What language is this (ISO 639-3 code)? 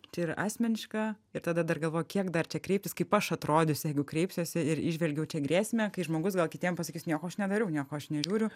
lit